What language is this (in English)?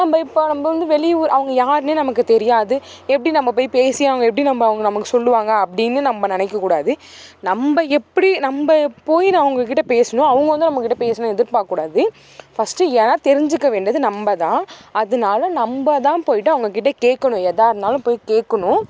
Tamil